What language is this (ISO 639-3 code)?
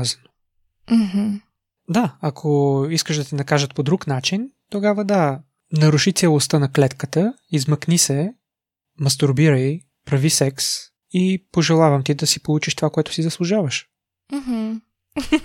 bul